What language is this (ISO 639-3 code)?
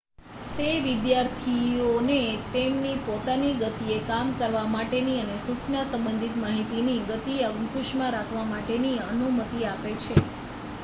guj